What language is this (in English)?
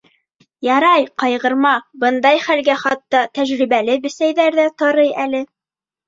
Bashkir